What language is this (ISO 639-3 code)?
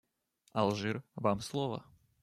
rus